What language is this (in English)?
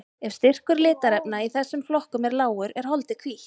Icelandic